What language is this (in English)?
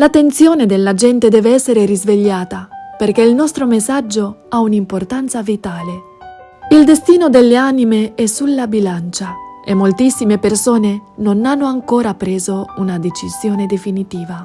Italian